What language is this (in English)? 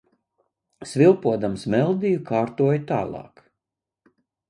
Latvian